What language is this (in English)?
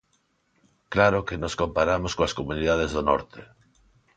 Galician